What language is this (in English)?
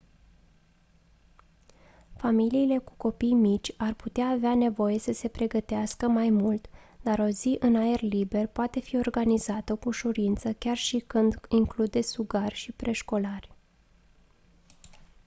Romanian